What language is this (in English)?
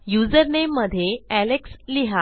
Marathi